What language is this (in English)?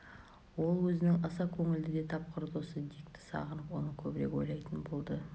Kazakh